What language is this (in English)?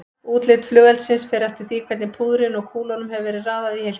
Icelandic